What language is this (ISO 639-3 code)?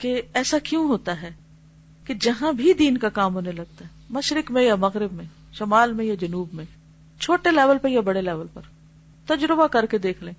urd